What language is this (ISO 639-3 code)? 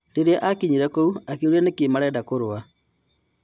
kik